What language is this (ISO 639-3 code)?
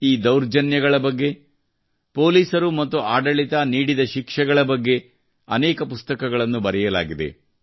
kan